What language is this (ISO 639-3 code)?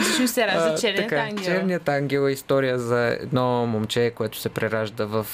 bul